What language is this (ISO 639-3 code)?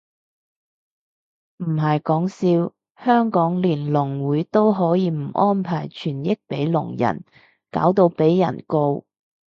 yue